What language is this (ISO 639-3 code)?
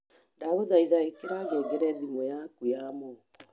kik